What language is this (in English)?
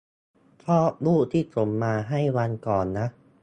Thai